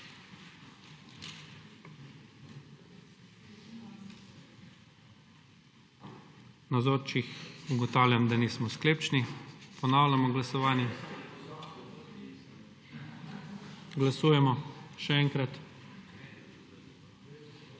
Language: Slovenian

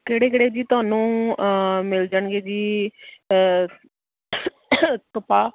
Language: Punjabi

